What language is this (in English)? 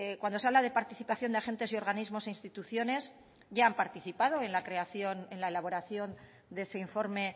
Spanish